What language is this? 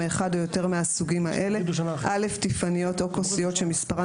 Hebrew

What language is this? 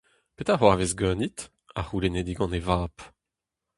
Breton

